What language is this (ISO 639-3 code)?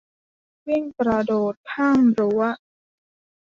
tha